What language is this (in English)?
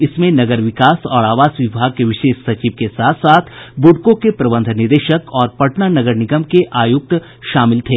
Hindi